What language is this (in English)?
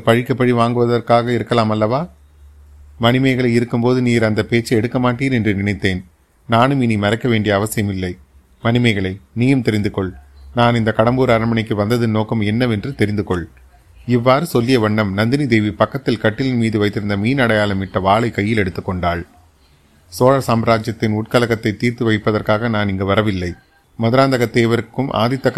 Tamil